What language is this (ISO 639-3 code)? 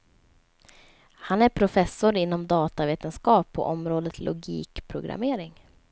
swe